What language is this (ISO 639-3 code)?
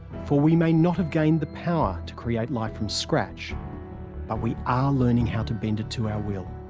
eng